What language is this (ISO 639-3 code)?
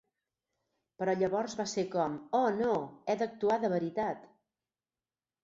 cat